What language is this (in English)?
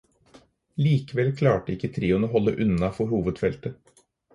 Norwegian Bokmål